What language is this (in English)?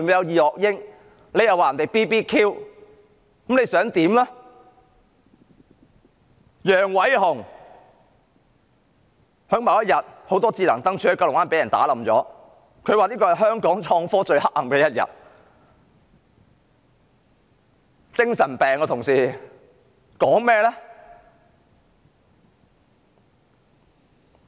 Cantonese